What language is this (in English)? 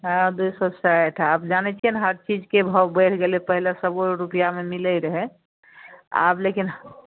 Maithili